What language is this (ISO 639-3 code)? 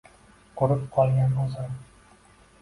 uzb